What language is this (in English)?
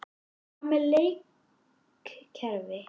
Icelandic